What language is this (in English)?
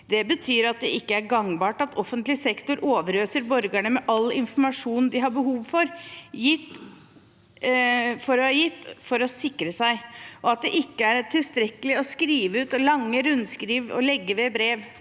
Norwegian